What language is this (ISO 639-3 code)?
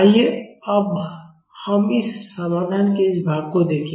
hin